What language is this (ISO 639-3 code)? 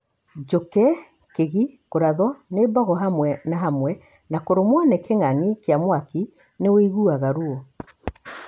kik